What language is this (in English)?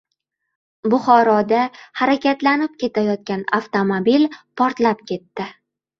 Uzbek